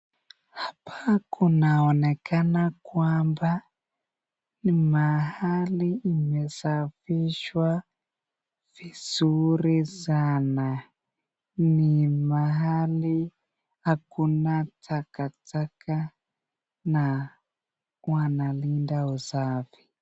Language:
Swahili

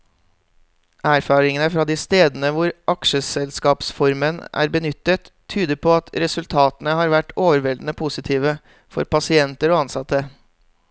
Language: Norwegian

